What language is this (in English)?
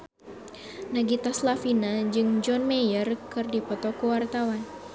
Sundanese